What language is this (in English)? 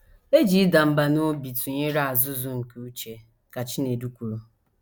Igbo